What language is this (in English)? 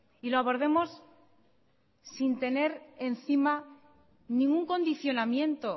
Spanish